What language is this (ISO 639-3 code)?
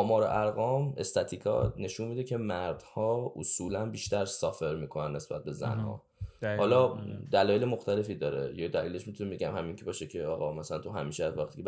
fas